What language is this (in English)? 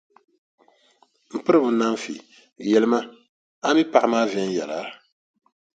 Dagbani